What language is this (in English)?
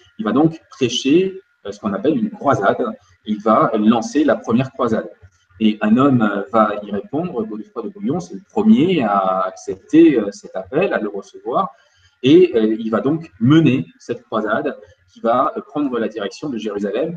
French